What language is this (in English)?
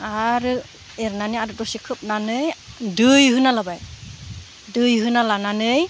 Bodo